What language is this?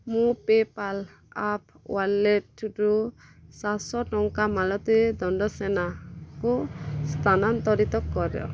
Odia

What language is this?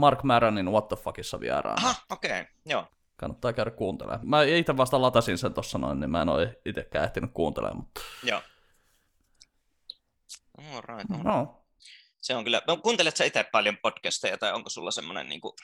Finnish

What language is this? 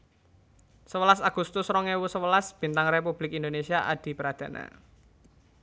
Javanese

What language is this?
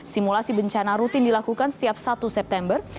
Indonesian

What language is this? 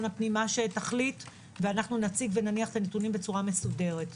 Hebrew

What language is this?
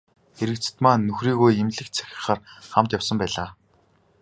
Mongolian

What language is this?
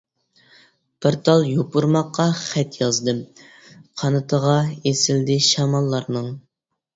Uyghur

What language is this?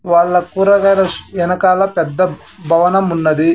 Telugu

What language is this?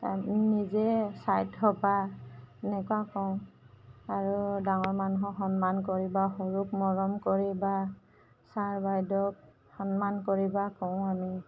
Assamese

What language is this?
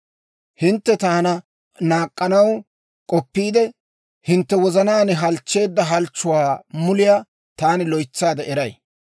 Dawro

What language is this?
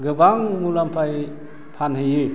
Bodo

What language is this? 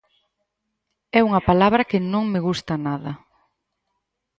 Galician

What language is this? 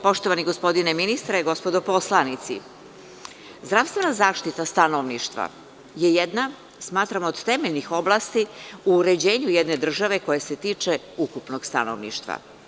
Serbian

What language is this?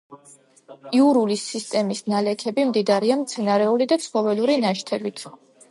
Georgian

